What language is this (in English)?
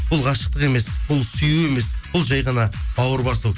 Kazakh